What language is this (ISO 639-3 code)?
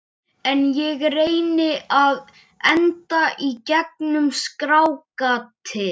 isl